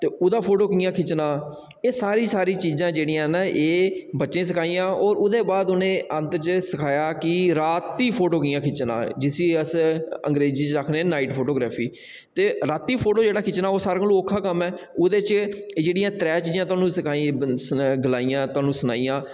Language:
Dogri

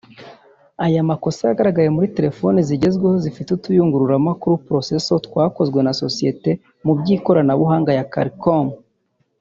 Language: Kinyarwanda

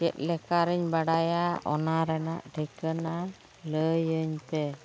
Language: Santali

